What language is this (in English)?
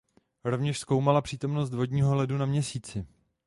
Czech